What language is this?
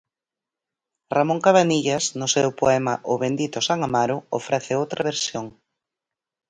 Galician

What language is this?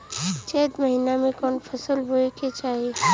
Bhojpuri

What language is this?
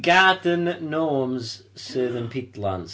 Welsh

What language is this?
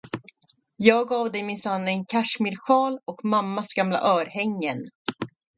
Swedish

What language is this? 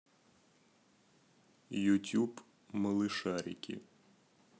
Russian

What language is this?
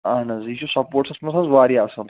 Kashmiri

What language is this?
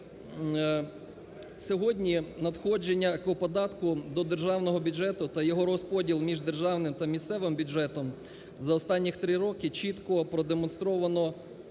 Ukrainian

